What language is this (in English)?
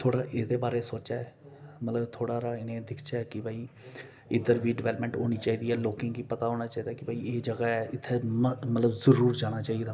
Dogri